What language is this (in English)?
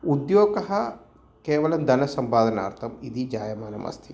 Sanskrit